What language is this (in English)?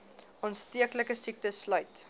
Afrikaans